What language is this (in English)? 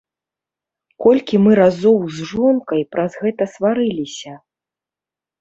Belarusian